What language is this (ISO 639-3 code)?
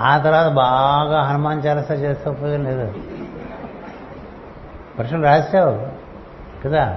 tel